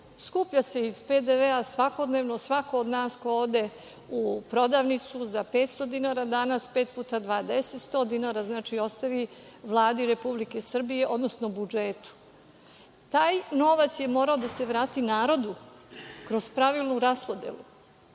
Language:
Serbian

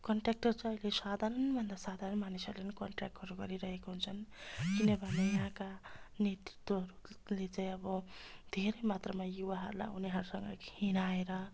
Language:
Nepali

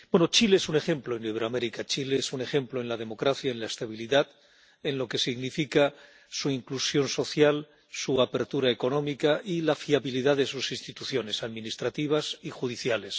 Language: Spanish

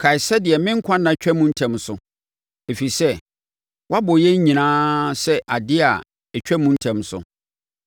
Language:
Akan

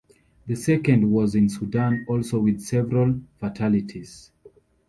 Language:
English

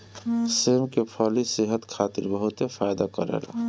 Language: Bhojpuri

